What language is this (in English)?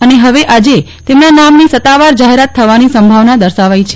Gujarati